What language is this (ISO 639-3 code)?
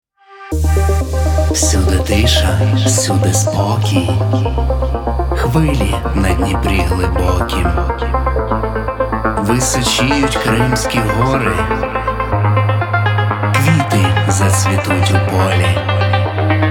ukr